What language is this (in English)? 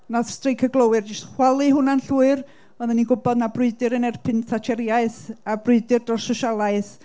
Welsh